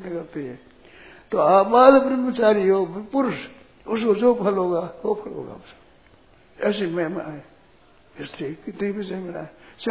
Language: Hindi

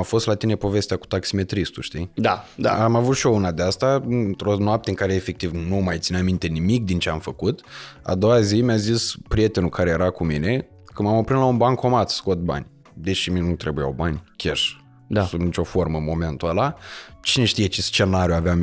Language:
Romanian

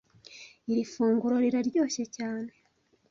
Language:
Kinyarwanda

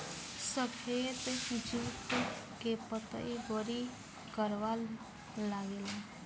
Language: Bhojpuri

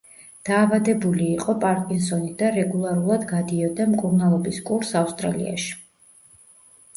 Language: Georgian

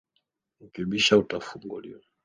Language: Swahili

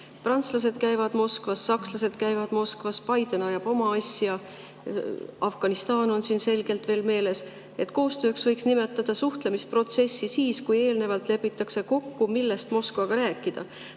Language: Estonian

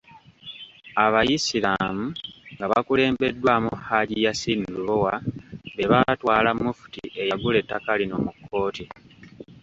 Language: Ganda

